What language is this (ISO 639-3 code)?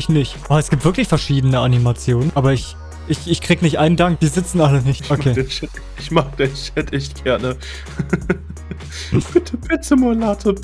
deu